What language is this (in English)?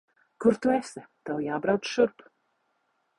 Latvian